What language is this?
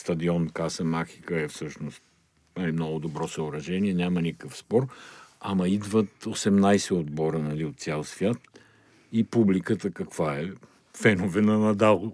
Bulgarian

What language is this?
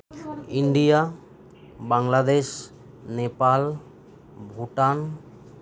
Santali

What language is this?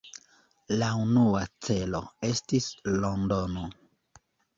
Esperanto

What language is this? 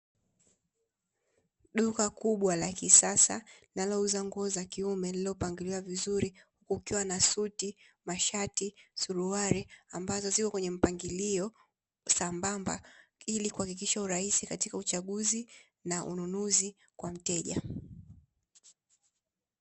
Swahili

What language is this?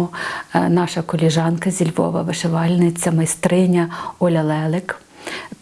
Ukrainian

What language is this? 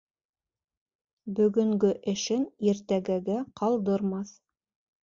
Bashkir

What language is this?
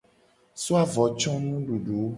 Gen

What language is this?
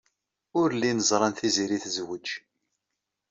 Kabyle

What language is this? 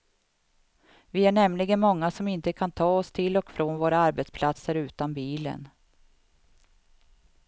Swedish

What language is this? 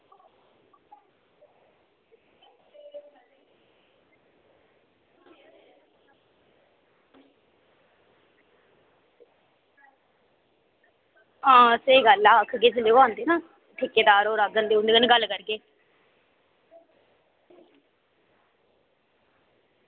Dogri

